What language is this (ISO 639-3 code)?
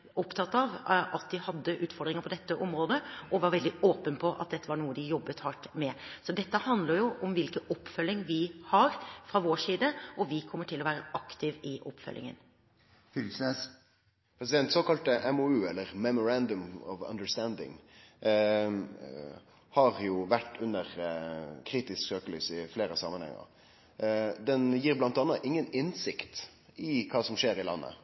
nor